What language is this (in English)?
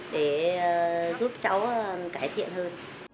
Vietnamese